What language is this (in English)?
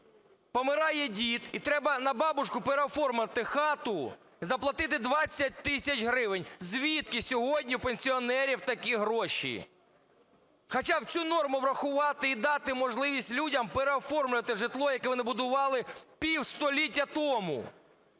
Ukrainian